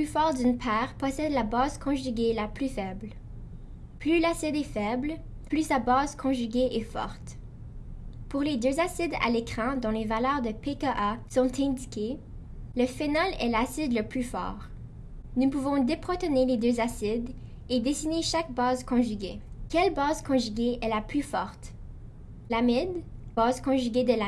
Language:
French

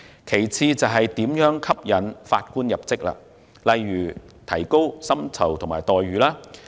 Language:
Cantonese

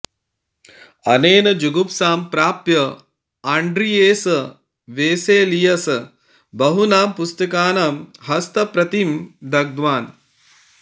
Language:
Sanskrit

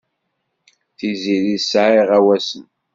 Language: Kabyle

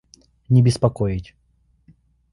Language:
Russian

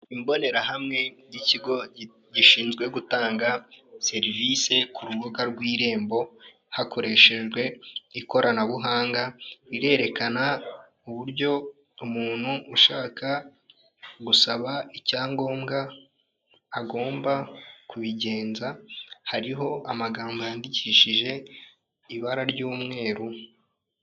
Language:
Kinyarwanda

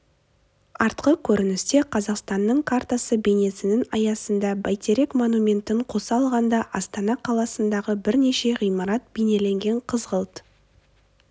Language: Kazakh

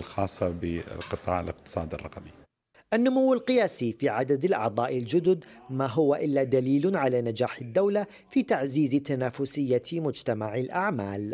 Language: Arabic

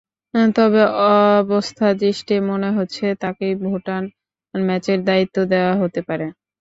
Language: Bangla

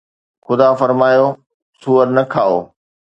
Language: Sindhi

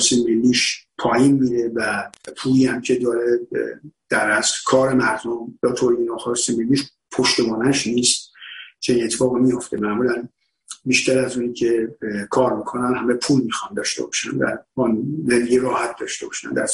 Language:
Persian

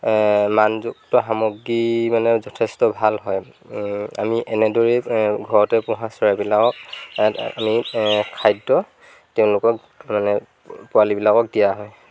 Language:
Assamese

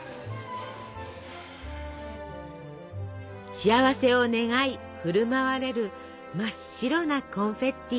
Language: Japanese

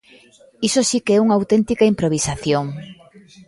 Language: Galician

